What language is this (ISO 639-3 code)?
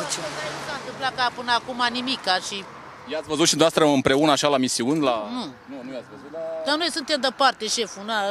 ron